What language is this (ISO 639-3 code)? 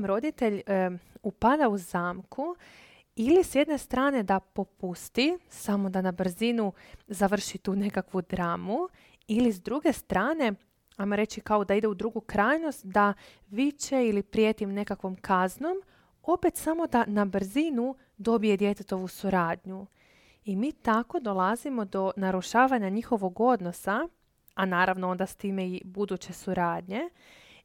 hrv